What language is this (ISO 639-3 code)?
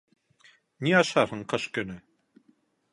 bak